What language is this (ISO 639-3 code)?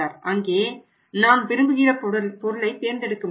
tam